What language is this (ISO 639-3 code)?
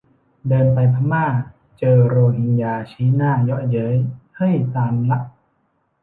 tha